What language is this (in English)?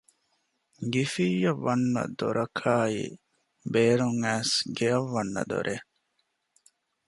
Divehi